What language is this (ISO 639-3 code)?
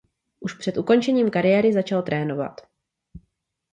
ces